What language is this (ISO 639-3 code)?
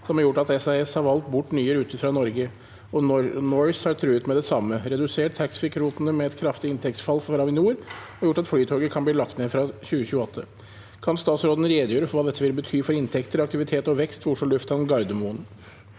nor